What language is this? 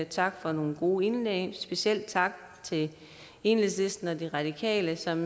Danish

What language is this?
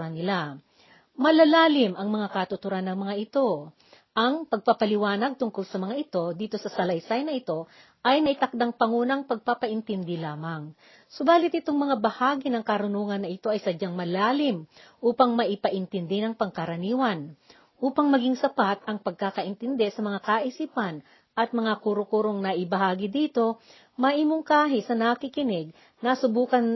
Filipino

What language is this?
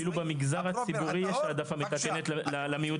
Hebrew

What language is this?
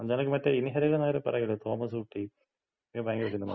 Malayalam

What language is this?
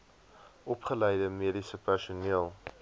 Afrikaans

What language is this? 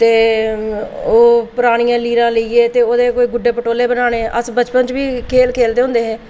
Dogri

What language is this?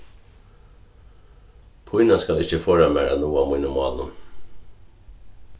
Faroese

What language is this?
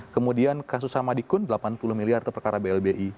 Indonesian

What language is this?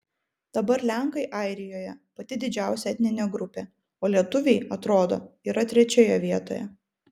Lithuanian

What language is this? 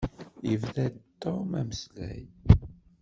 Kabyle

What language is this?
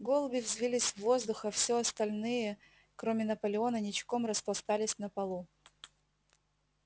Russian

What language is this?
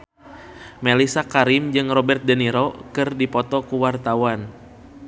Sundanese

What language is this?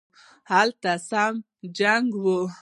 Pashto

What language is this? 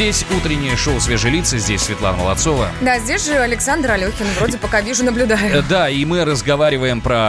Russian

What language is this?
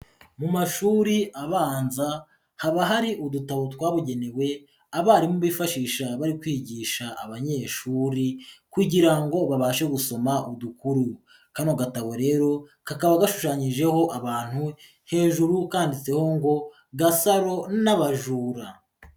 Kinyarwanda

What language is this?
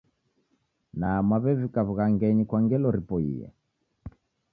Taita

